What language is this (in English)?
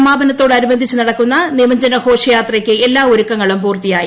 Malayalam